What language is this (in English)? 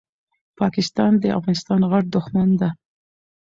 Pashto